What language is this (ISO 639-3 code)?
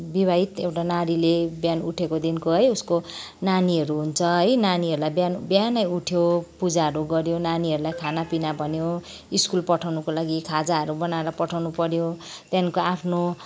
nep